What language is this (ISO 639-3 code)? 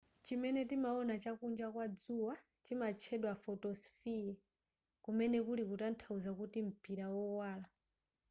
nya